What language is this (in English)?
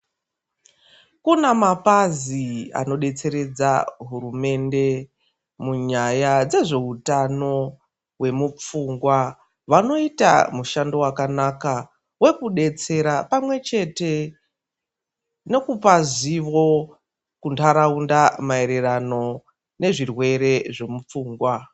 Ndau